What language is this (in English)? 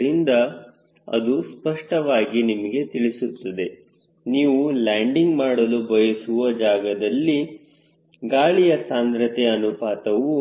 Kannada